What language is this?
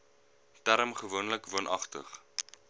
Afrikaans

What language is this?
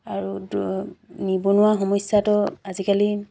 Assamese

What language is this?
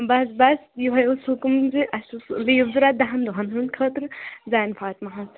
Kashmiri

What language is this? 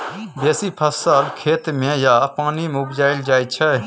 Maithili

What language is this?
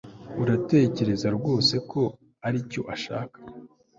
Kinyarwanda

